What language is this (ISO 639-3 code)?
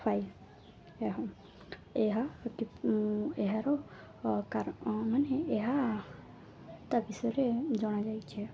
ori